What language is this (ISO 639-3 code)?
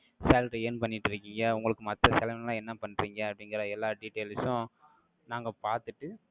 tam